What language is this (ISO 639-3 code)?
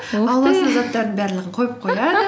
kaz